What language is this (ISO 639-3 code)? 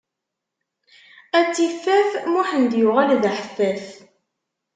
kab